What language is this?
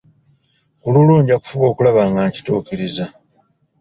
Ganda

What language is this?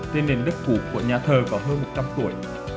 Vietnamese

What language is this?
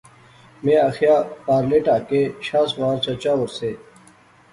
Pahari-Potwari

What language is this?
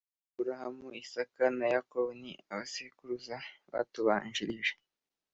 Kinyarwanda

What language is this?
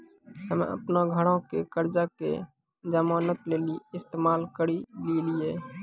Maithili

